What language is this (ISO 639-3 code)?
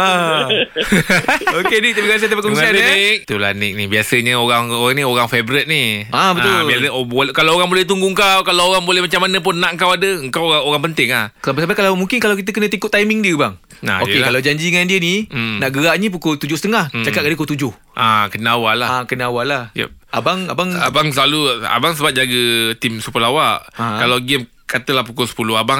msa